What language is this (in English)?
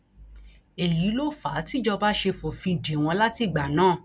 Yoruba